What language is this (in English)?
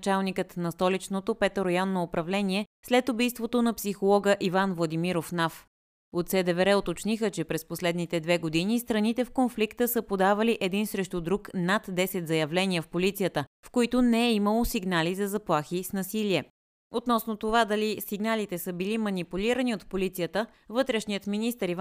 Bulgarian